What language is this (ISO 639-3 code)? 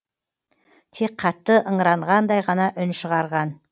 kaz